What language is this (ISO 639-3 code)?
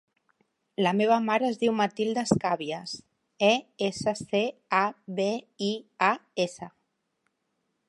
cat